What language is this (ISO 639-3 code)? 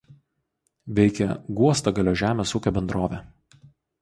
lit